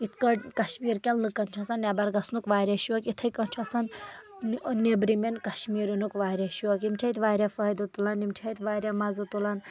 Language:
Kashmiri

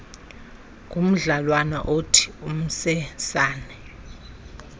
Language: Xhosa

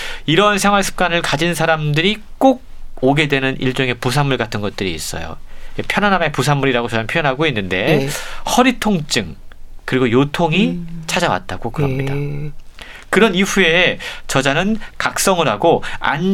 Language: Korean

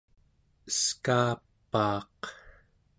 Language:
Central Yupik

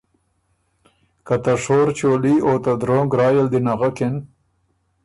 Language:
Ormuri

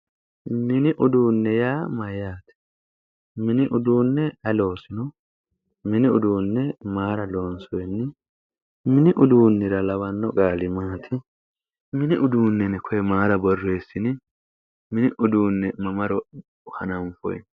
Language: Sidamo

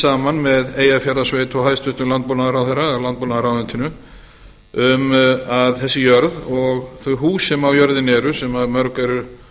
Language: Icelandic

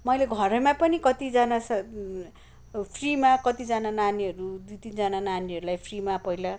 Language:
Nepali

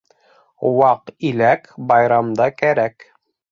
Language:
Bashkir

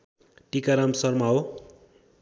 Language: Nepali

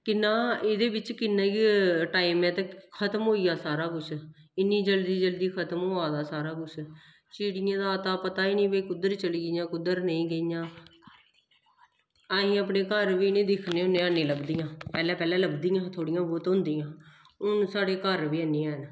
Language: Dogri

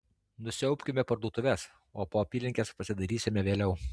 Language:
Lithuanian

